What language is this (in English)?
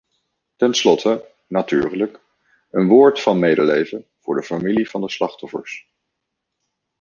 Dutch